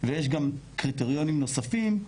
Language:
Hebrew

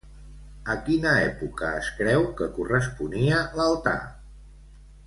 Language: Catalan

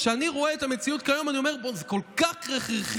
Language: Hebrew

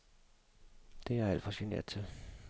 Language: Danish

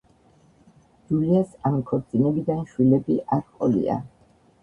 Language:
Georgian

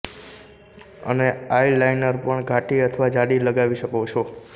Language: Gujarati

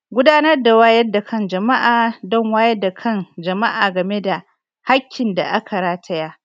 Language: Hausa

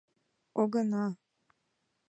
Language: Mari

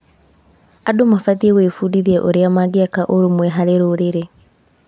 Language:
Kikuyu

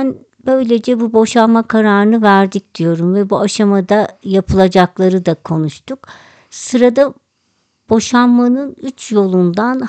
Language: Turkish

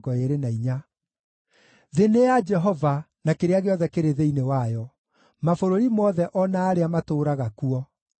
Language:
Kikuyu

